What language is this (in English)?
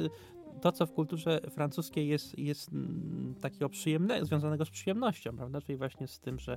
Polish